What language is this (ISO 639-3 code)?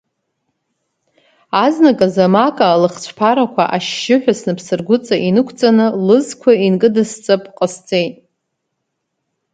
abk